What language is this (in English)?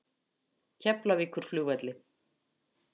Icelandic